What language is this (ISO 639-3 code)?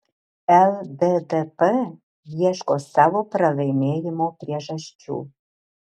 lit